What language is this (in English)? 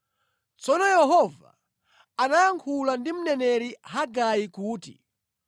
Nyanja